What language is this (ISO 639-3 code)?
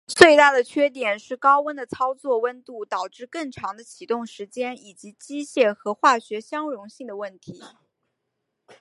zho